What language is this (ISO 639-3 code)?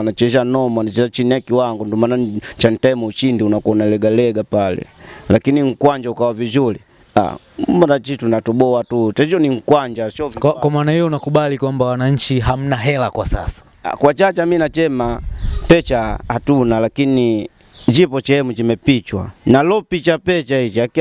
swa